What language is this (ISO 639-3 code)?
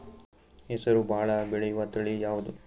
kan